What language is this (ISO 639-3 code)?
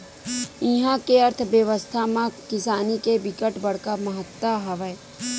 hne